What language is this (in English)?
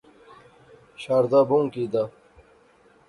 Pahari-Potwari